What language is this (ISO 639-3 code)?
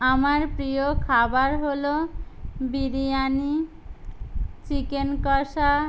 ben